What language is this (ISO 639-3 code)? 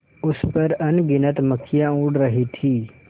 hin